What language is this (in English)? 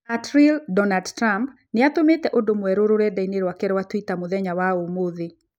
Kikuyu